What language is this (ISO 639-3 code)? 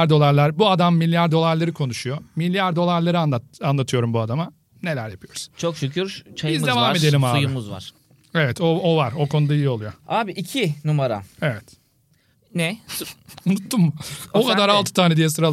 tur